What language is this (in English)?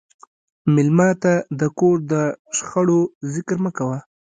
Pashto